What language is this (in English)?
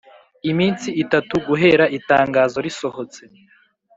Kinyarwanda